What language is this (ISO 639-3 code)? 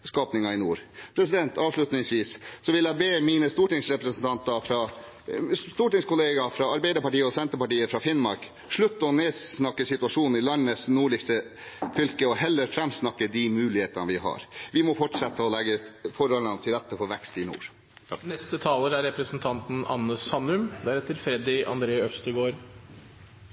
nob